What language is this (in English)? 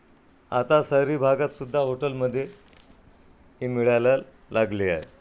Marathi